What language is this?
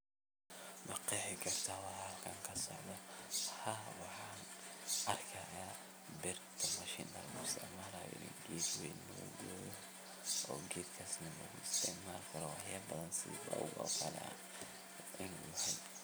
Somali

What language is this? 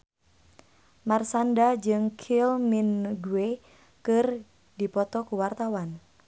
Sundanese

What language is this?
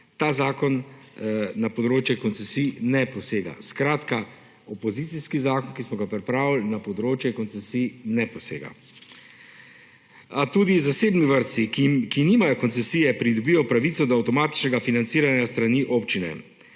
Slovenian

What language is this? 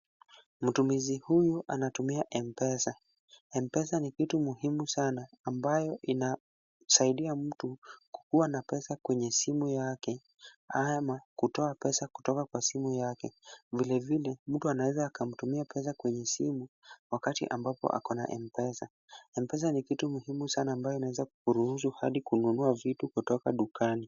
Swahili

